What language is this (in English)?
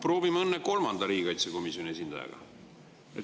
Estonian